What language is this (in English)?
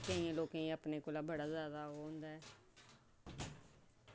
Dogri